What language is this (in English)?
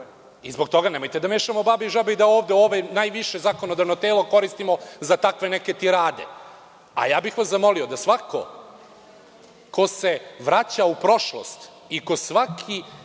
Serbian